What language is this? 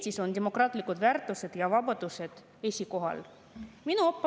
Estonian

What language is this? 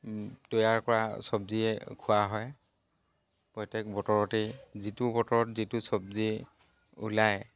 Assamese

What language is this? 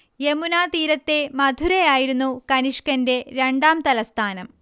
Malayalam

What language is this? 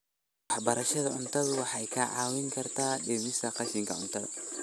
Somali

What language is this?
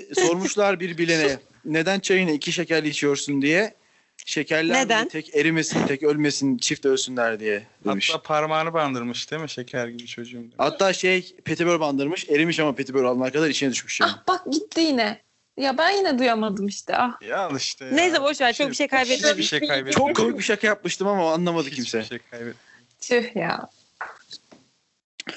Turkish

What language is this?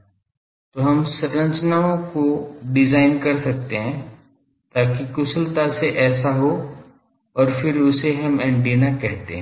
Hindi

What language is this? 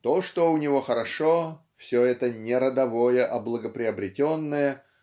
Russian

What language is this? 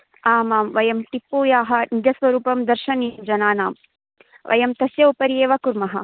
Sanskrit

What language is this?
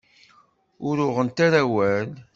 Kabyle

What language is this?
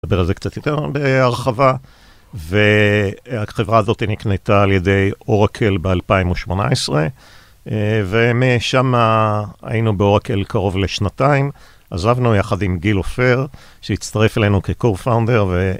Hebrew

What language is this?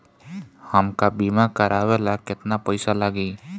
Bhojpuri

